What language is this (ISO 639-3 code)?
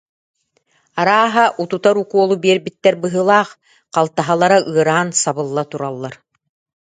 sah